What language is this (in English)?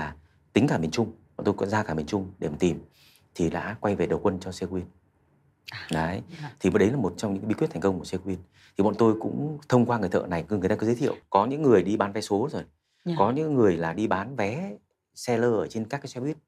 Vietnamese